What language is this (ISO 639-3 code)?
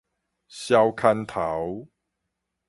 nan